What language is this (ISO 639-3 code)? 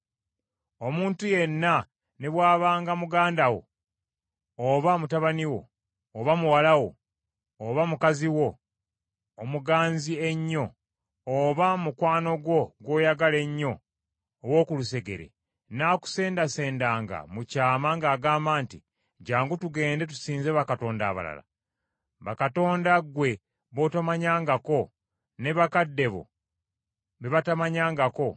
lug